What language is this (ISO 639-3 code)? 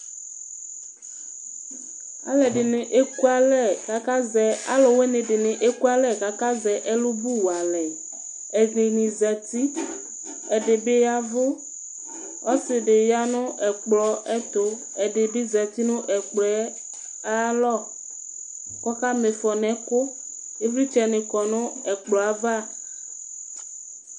kpo